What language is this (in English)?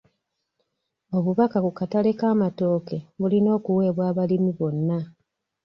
Ganda